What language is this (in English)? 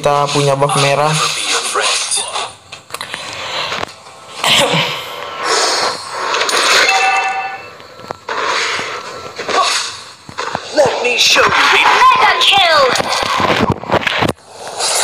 Indonesian